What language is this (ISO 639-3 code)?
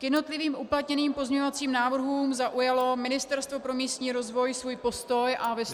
ces